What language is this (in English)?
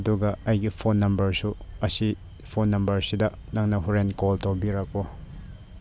Manipuri